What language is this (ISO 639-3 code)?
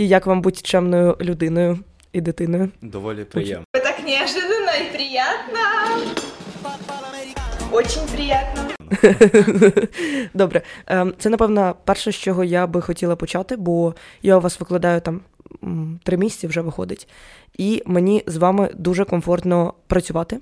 ukr